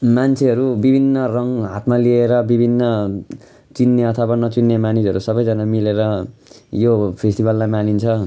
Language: Nepali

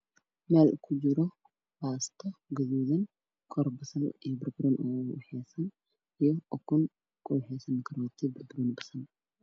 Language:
Somali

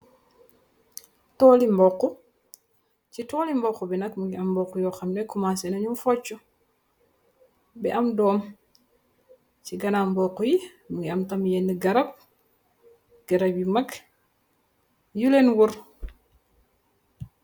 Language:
Wolof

